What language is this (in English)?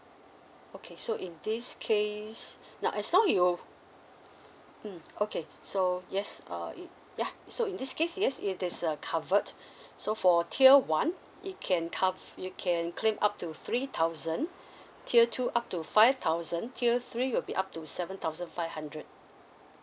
English